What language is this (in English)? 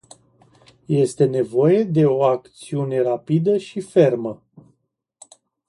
Romanian